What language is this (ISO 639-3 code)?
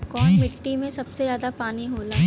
bho